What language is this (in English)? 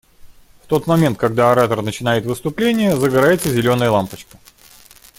Russian